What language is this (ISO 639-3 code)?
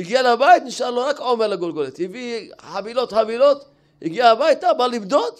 heb